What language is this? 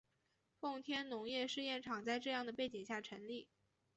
Chinese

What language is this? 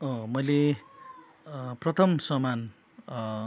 Nepali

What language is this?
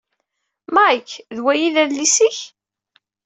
Kabyle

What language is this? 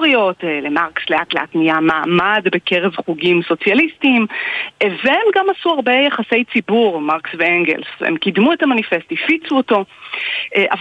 Hebrew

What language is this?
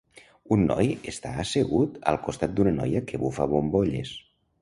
Catalan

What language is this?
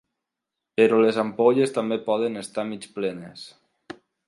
Catalan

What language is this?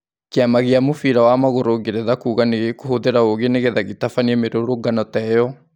Kikuyu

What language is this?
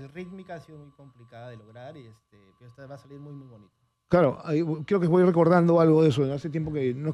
Spanish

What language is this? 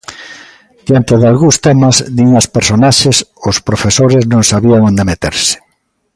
Galician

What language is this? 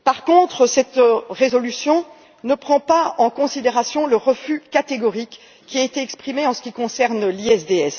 French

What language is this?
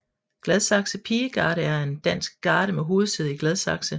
Danish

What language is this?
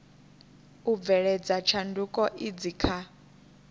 Venda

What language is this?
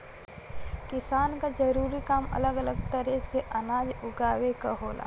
Bhojpuri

